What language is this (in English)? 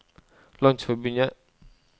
Norwegian